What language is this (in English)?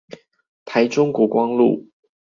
Chinese